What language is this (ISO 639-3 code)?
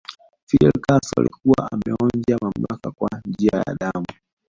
swa